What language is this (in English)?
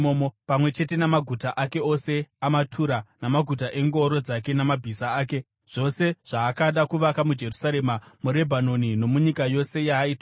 Shona